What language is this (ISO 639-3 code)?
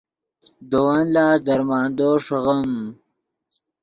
ydg